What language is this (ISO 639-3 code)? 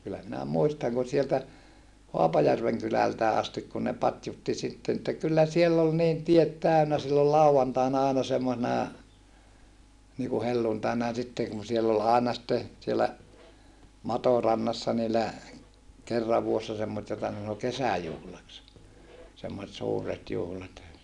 fin